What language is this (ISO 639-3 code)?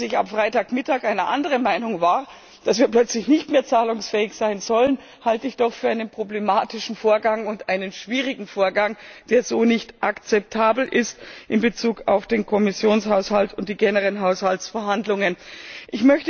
deu